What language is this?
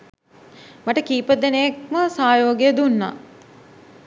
Sinhala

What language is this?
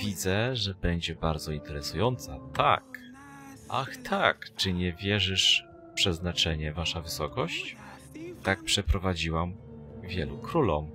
Polish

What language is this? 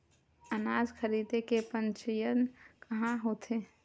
Chhattisgarhi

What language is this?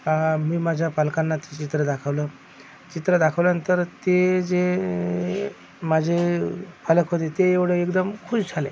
Marathi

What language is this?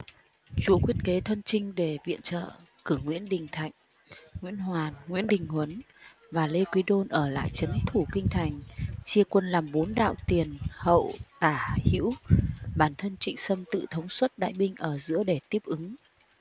Vietnamese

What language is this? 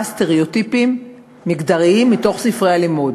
Hebrew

